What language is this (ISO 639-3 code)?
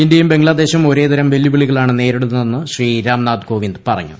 mal